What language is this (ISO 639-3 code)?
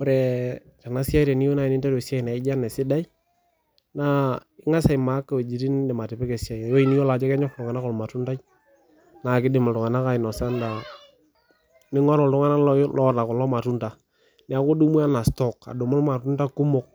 mas